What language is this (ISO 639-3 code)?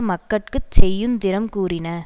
tam